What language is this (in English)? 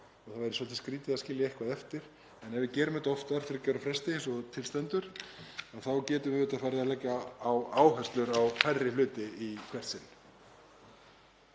Icelandic